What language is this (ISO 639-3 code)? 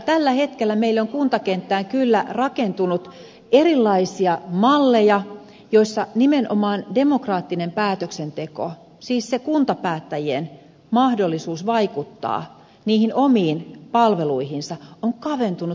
fin